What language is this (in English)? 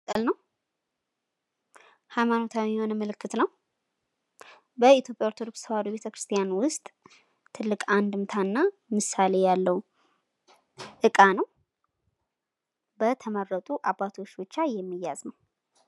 Amharic